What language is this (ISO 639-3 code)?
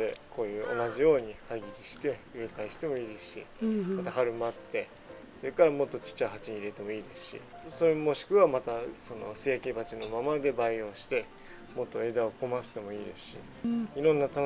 jpn